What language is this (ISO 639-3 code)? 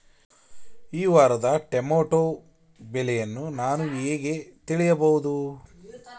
kan